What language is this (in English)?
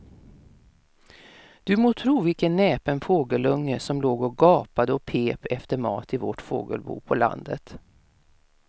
Swedish